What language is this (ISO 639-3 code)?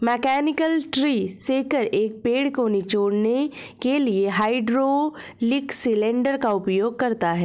hin